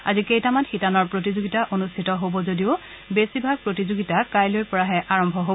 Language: Assamese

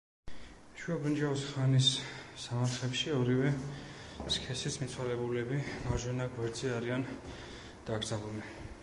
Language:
Georgian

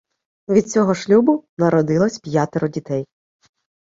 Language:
Ukrainian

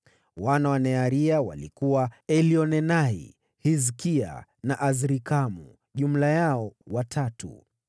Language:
Swahili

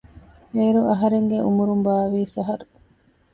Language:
Divehi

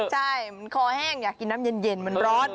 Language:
Thai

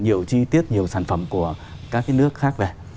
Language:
Vietnamese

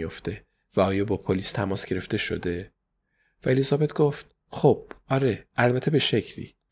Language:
Persian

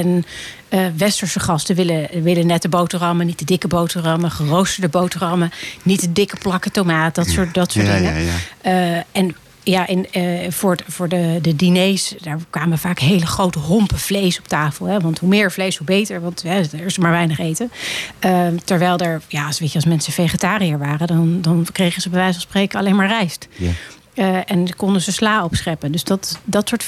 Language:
Dutch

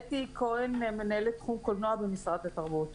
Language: Hebrew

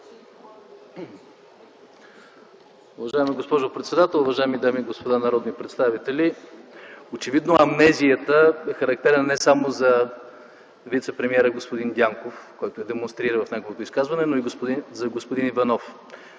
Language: Bulgarian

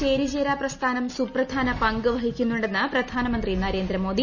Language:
Malayalam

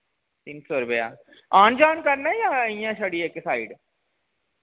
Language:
Dogri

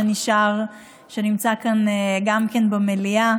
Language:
Hebrew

